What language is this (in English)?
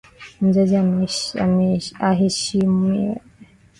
Swahili